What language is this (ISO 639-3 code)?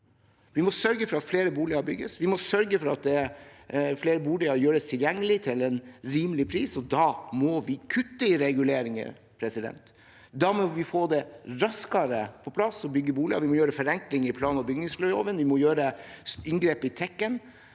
nor